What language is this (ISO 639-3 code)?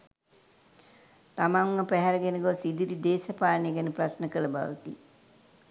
sin